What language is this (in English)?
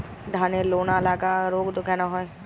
Bangla